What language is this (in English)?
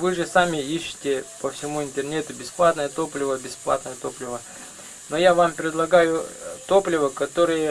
Russian